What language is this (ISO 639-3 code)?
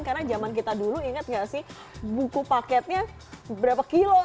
ind